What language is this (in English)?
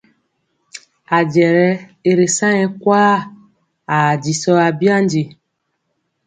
Mpiemo